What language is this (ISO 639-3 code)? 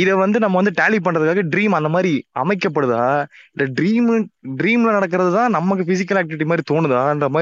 tam